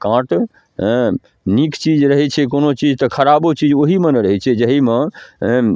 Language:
Maithili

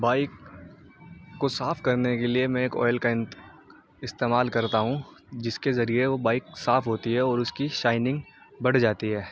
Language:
Urdu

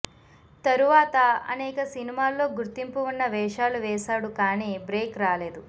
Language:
Telugu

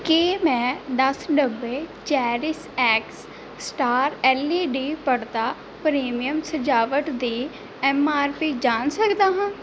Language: Punjabi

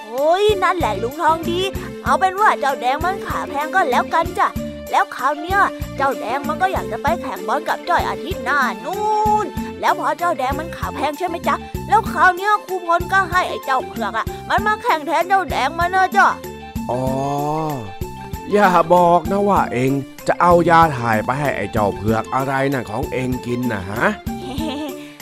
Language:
Thai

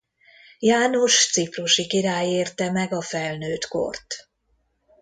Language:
Hungarian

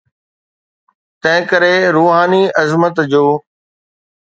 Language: Sindhi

